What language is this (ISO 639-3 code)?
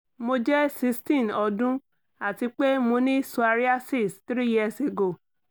yor